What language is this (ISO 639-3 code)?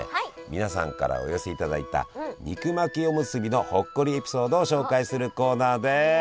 jpn